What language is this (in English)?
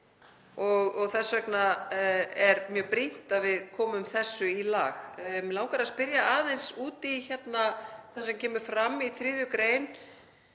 Icelandic